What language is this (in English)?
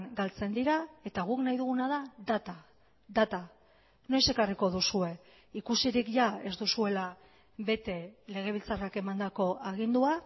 Basque